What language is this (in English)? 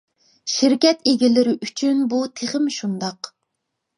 Uyghur